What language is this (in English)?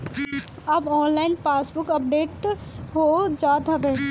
Bhojpuri